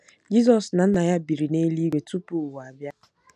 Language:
Igbo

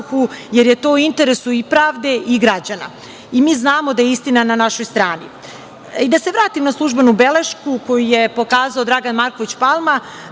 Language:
Serbian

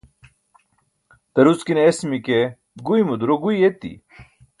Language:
Burushaski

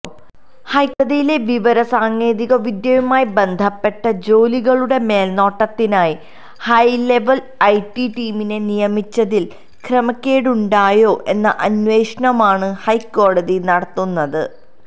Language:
Malayalam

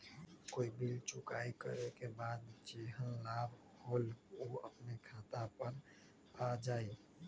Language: Magahi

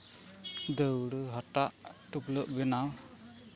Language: Santali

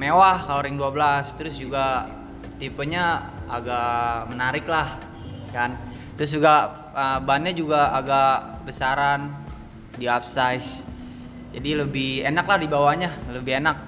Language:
Indonesian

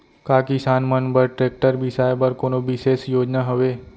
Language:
Chhattisgarhi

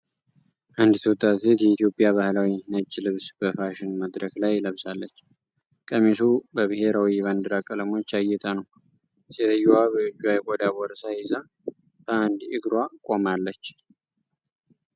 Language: Amharic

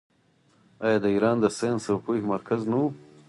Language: Pashto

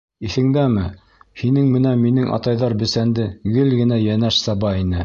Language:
Bashkir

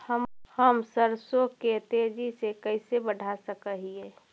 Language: Magahi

